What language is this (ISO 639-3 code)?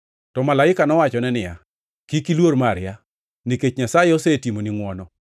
luo